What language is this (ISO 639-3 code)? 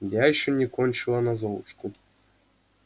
rus